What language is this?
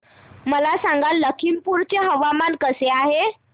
Marathi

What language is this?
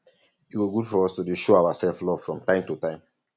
Nigerian Pidgin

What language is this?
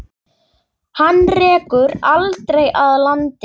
Icelandic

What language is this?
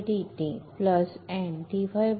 Marathi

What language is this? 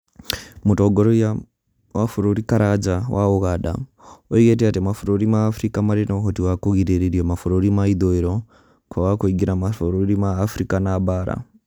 Kikuyu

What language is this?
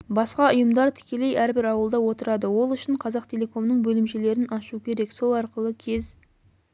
Kazakh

